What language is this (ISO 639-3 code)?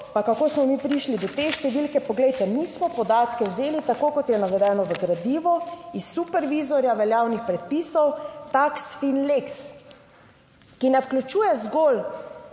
slv